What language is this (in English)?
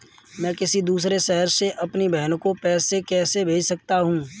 Hindi